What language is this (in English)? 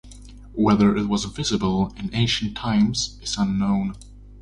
English